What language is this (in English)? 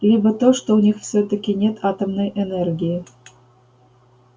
Russian